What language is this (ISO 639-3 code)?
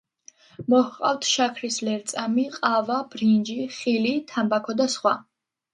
kat